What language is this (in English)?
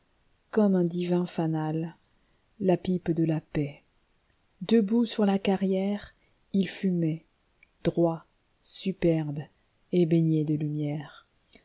French